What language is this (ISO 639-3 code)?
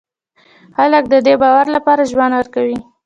pus